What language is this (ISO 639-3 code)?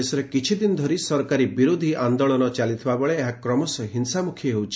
ori